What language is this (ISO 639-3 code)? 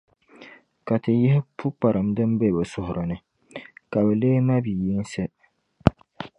dag